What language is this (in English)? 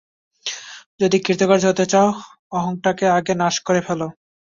Bangla